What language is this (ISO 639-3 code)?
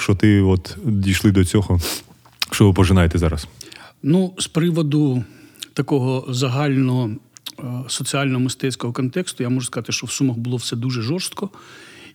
ukr